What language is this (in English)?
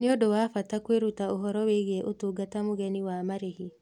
Kikuyu